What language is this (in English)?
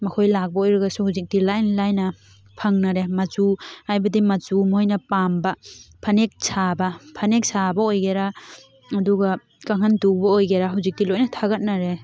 Manipuri